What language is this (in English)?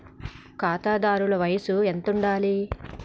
Telugu